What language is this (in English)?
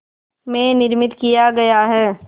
Hindi